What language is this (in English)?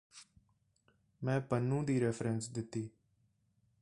Punjabi